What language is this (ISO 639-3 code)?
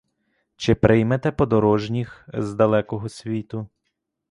ukr